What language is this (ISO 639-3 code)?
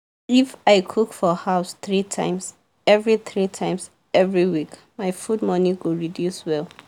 pcm